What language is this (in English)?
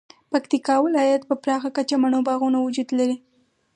Pashto